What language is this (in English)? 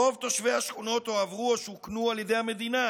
Hebrew